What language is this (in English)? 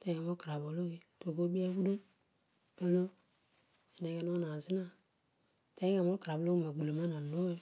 Odual